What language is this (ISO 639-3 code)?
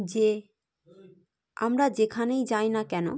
ben